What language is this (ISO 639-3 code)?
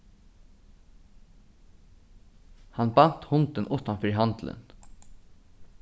fao